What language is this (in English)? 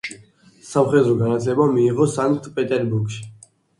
Georgian